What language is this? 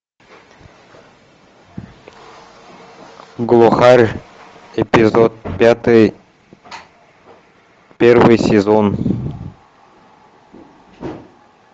Russian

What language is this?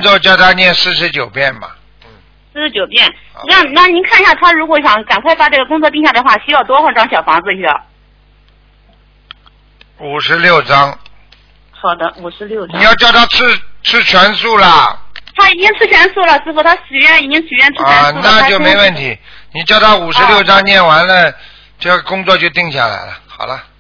Chinese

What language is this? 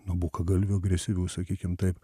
Lithuanian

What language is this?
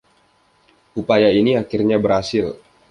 Indonesian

